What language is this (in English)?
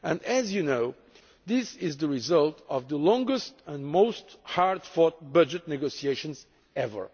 English